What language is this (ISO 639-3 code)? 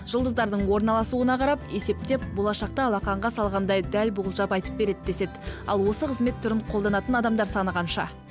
kaz